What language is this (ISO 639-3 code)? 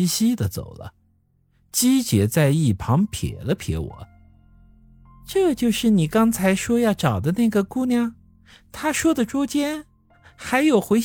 zho